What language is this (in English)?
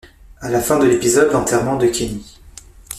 French